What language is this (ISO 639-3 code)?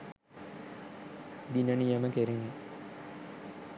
sin